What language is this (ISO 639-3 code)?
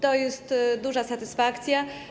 pol